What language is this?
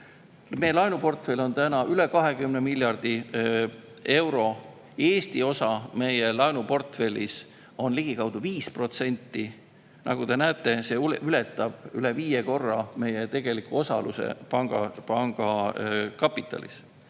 Estonian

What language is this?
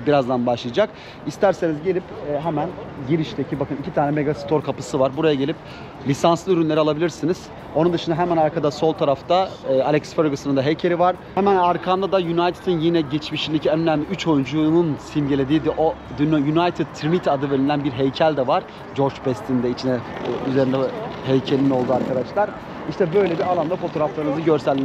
Turkish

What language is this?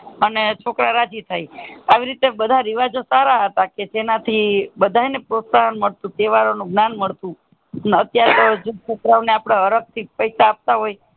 Gujarati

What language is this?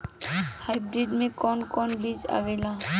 Bhojpuri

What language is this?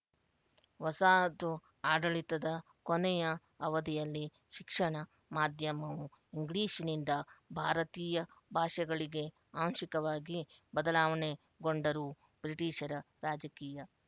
Kannada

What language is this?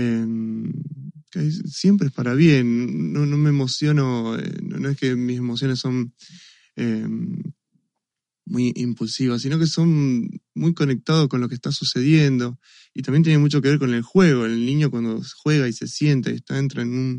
Spanish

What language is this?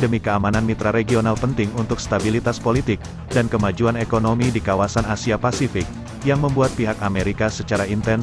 Indonesian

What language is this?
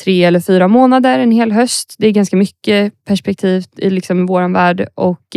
Swedish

